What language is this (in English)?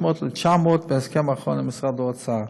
Hebrew